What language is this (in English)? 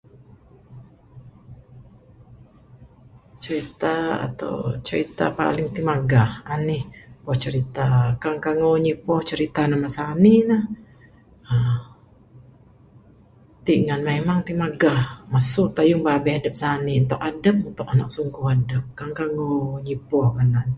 Bukar-Sadung Bidayuh